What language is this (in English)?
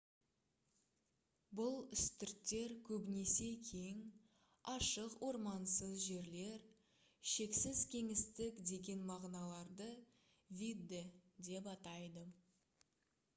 Kazakh